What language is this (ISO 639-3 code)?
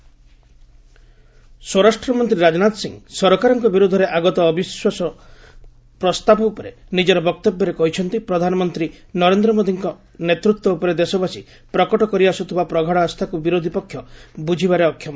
ori